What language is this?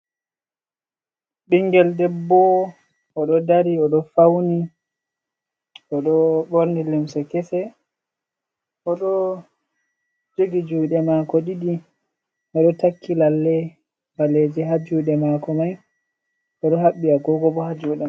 Fula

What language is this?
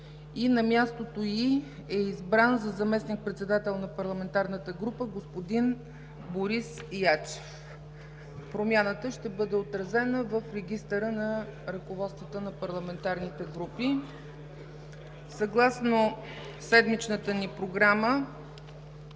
Bulgarian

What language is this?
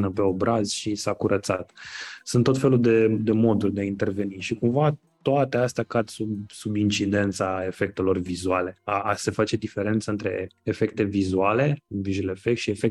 Romanian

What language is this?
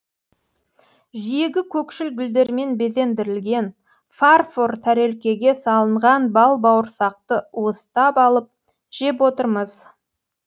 Kazakh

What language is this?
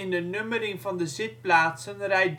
Dutch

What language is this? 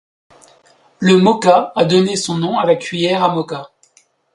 French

